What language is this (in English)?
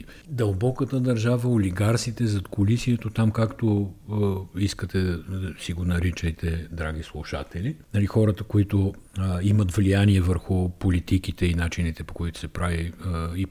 Bulgarian